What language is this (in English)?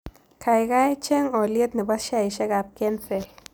Kalenjin